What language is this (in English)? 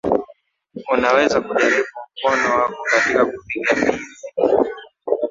Swahili